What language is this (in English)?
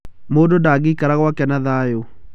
Kikuyu